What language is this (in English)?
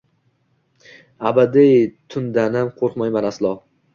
Uzbek